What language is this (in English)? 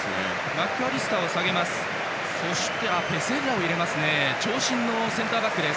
Japanese